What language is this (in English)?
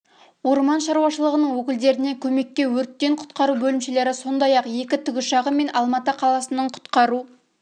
Kazakh